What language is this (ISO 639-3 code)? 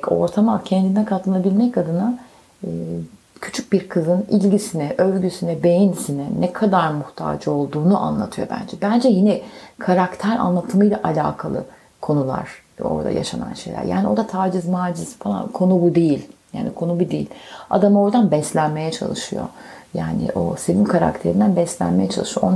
tur